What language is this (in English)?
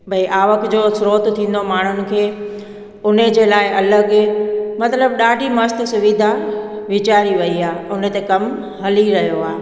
Sindhi